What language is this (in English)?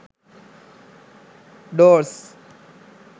Sinhala